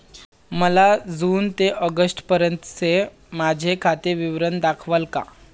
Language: Marathi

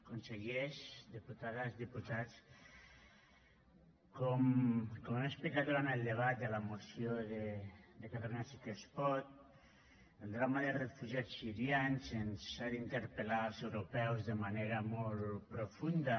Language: Catalan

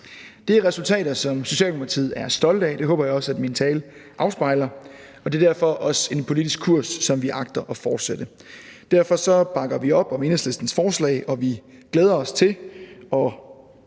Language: Danish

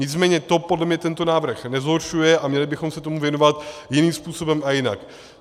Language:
Czech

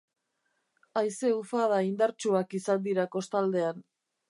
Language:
Basque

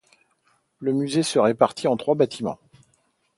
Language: French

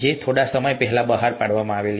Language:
Gujarati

